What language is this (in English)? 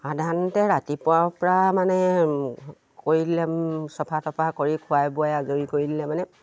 Assamese